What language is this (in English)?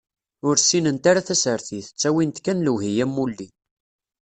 Kabyle